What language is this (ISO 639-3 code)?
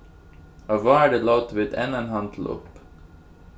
fao